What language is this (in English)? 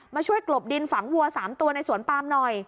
Thai